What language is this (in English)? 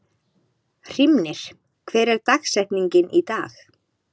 Icelandic